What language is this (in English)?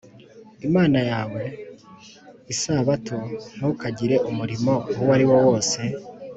Kinyarwanda